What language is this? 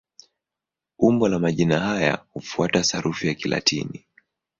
Swahili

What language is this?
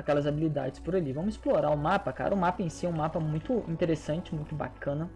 Portuguese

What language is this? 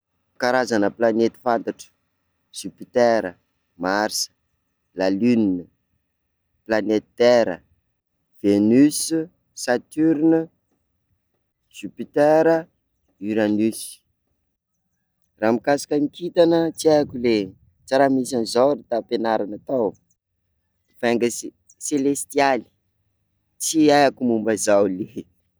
Sakalava Malagasy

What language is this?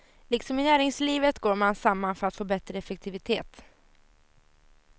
Swedish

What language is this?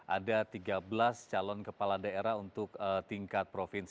Indonesian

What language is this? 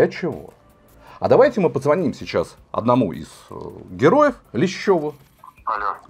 Russian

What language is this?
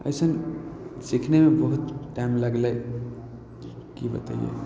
Maithili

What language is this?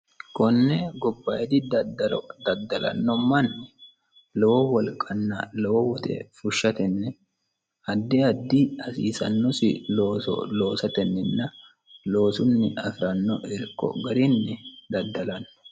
Sidamo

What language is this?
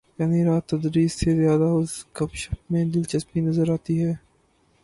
Urdu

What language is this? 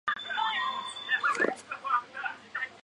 Chinese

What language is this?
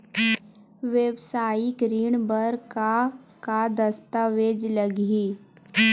Chhattisgarhi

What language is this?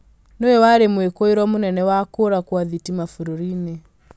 Kikuyu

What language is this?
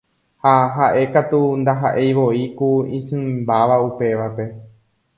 Guarani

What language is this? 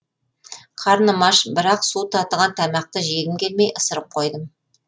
Kazakh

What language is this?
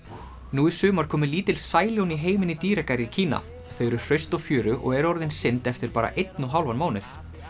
Icelandic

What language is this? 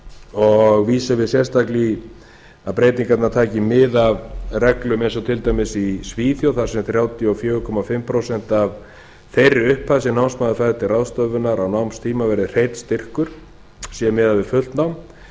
Icelandic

